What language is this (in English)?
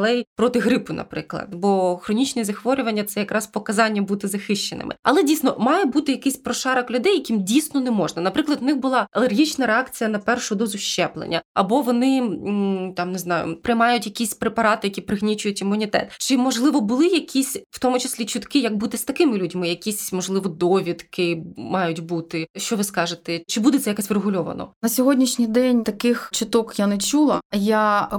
Ukrainian